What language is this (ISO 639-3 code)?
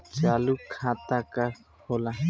bho